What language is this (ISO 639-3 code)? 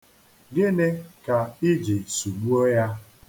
ibo